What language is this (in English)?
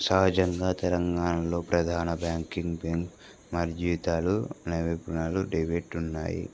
Telugu